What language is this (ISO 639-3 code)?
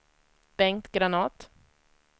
swe